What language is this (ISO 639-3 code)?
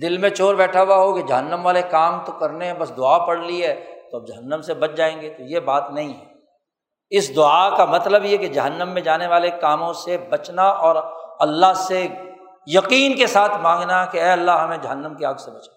urd